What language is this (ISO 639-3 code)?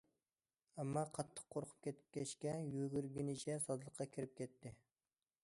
uig